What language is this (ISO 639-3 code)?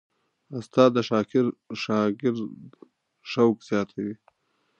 pus